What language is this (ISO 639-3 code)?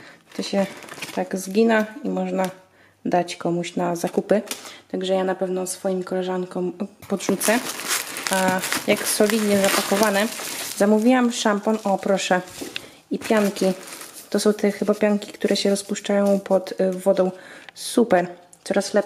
pol